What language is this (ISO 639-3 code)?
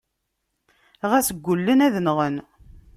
kab